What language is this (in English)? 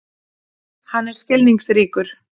Icelandic